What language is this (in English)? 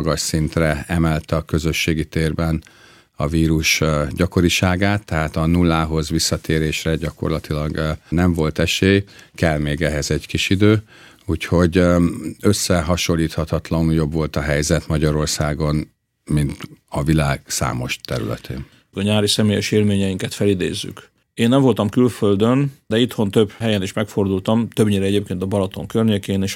Hungarian